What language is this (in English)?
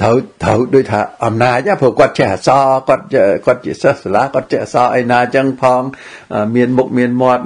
Vietnamese